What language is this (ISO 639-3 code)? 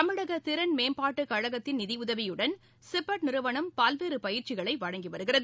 tam